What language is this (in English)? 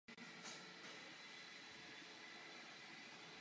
Czech